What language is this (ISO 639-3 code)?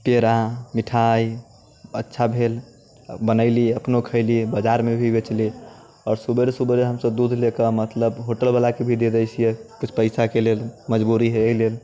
mai